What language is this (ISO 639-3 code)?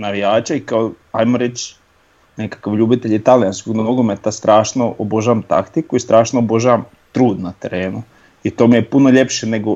hrv